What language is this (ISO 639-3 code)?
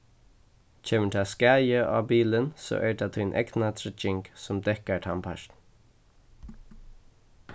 fao